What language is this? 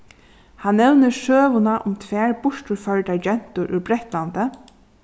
Faroese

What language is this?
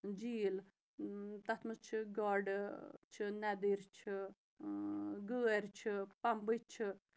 Kashmiri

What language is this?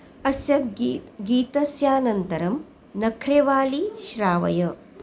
Sanskrit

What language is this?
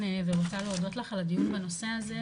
Hebrew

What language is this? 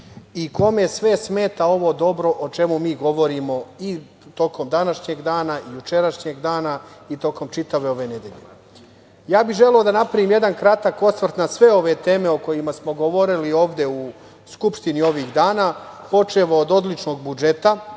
Serbian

